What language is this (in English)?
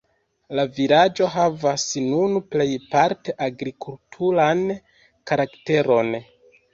Esperanto